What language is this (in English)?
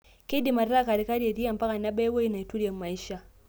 Masai